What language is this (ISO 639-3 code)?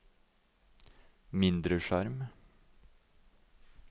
nor